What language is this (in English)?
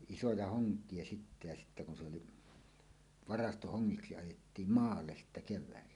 Finnish